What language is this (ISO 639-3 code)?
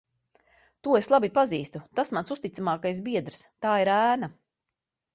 lav